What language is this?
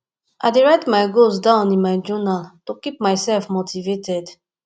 Nigerian Pidgin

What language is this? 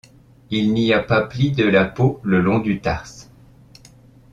French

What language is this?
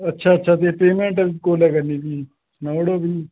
Dogri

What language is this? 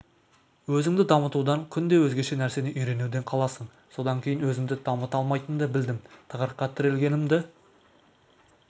Kazakh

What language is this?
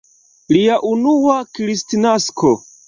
Esperanto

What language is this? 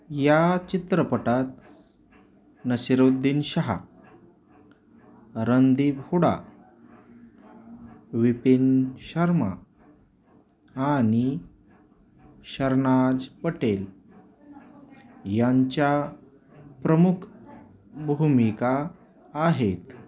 Marathi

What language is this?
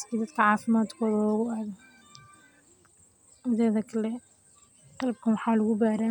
Somali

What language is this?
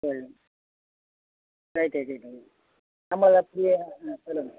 Tamil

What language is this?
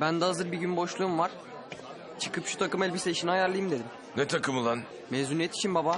Turkish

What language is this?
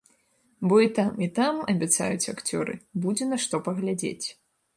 Belarusian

